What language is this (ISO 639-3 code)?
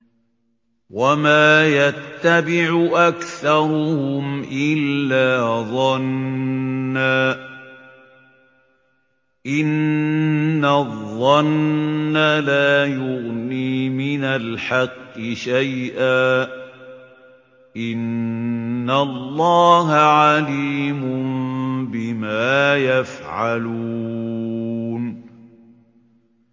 ara